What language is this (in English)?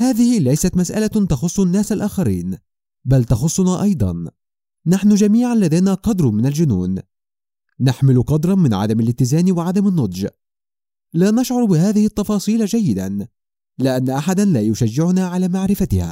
Arabic